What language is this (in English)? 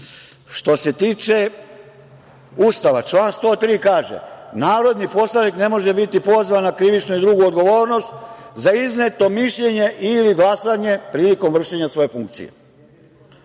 Serbian